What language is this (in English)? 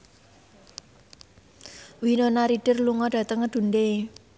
Javanese